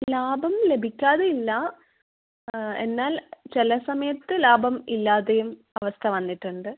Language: Malayalam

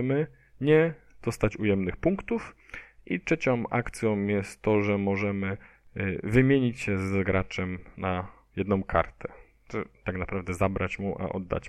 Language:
Polish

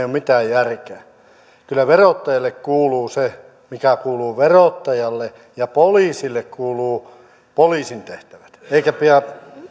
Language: Finnish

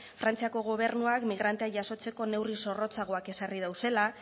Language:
Basque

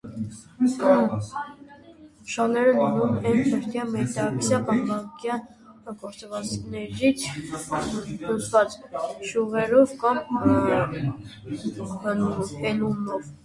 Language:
Armenian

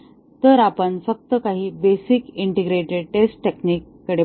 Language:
Marathi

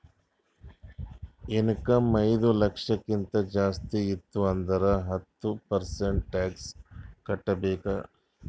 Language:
Kannada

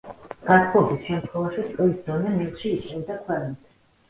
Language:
Georgian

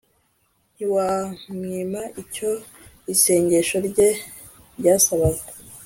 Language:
Kinyarwanda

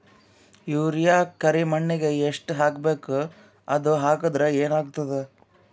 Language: Kannada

